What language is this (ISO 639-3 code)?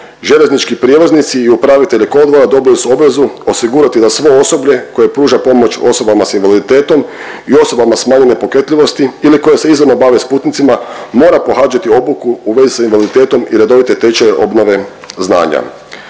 hrv